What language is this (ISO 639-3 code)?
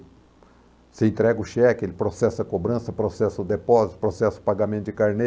por